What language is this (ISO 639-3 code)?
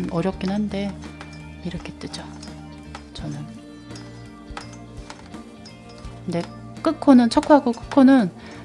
kor